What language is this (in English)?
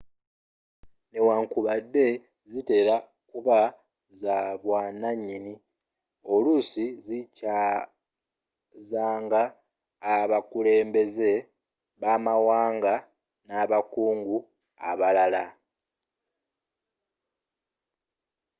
Ganda